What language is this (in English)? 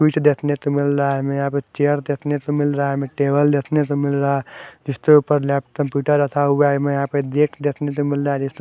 Hindi